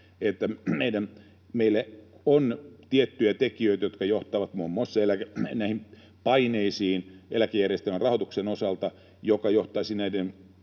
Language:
Finnish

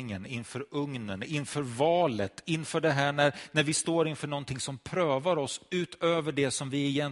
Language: Swedish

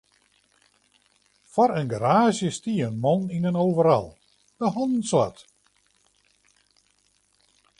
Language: Western Frisian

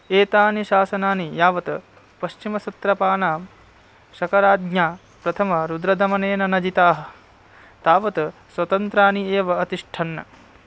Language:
Sanskrit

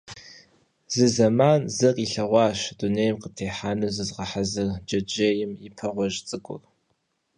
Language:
Kabardian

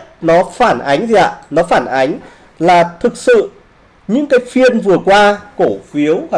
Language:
Vietnamese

